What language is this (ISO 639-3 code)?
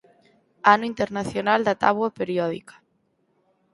glg